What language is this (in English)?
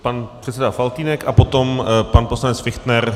Czech